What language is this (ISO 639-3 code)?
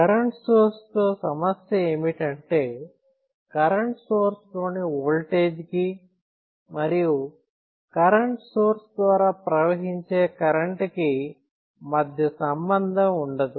tel